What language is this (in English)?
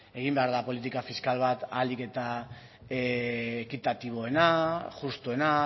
Basque